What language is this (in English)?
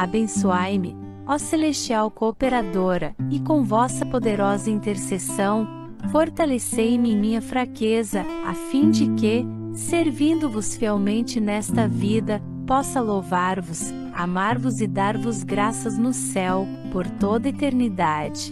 Portuguese